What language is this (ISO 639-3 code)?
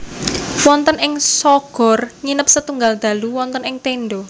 jav